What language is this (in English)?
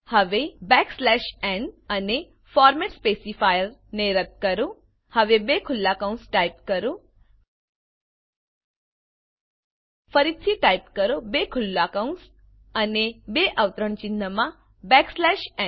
Gujarati